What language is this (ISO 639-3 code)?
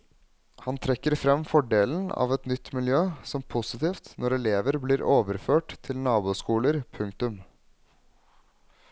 nor